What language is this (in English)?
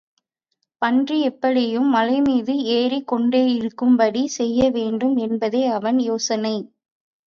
Tamil